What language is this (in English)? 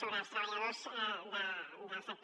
Catalan